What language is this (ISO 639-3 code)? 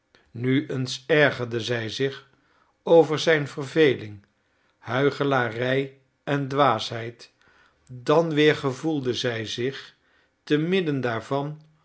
nld